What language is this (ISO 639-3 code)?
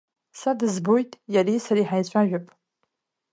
abk